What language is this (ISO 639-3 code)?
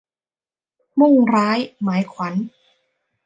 tha